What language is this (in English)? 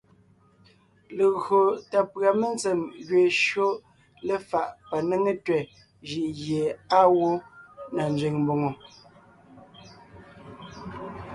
Ngiemboon